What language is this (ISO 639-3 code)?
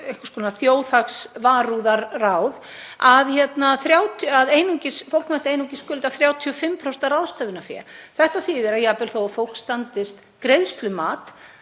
isl